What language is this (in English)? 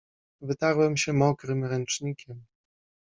Polish